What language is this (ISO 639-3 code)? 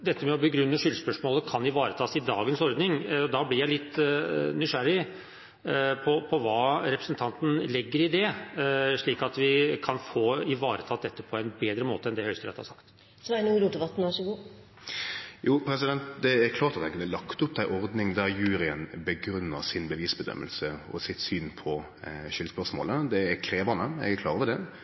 nor